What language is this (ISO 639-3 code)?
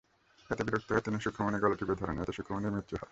ben